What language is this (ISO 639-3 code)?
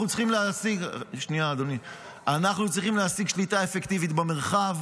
heb